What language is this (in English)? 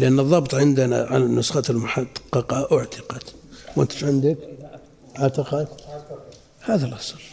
Arabic